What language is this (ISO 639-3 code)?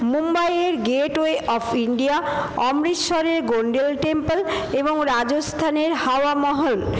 ben